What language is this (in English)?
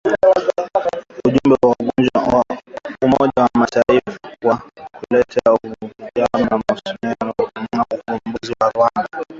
Swahili